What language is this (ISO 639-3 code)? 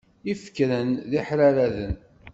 kab